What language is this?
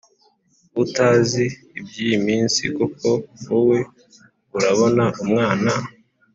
Kinyarwanda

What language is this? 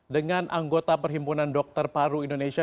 Indonesian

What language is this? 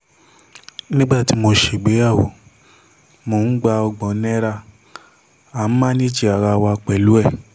Yoruba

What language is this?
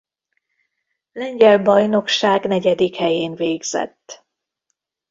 Hungarian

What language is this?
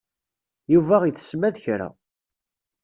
Kabyle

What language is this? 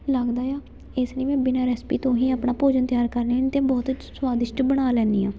Punjabi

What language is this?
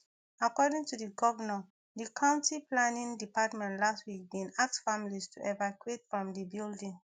Nigerian Pidgin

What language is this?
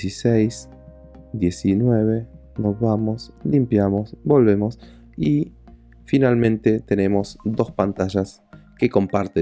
Spanish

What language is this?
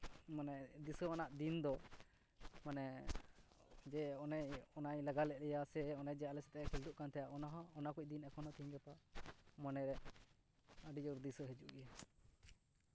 Santali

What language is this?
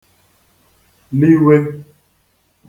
Igbo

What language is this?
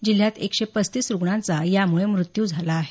Marathi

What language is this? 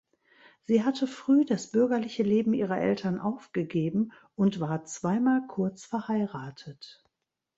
German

